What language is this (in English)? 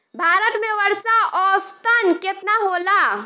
Bhojpuri